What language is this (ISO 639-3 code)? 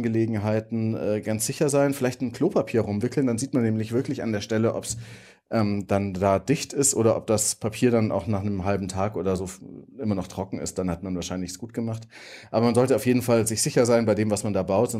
deu